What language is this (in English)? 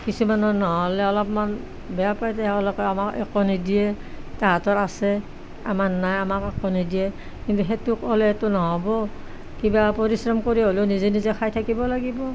Assamese